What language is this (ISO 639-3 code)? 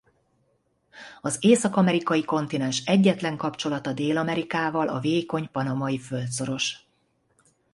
hun